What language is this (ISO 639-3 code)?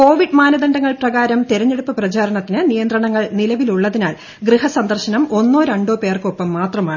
mal